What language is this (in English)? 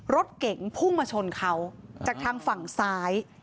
Thai